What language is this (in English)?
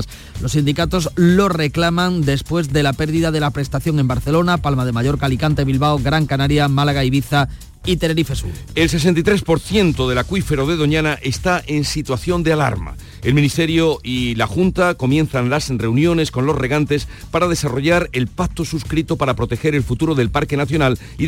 Spanish